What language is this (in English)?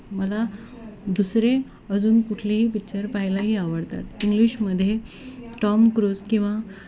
Marathi